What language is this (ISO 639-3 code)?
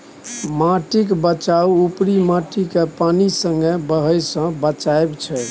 mai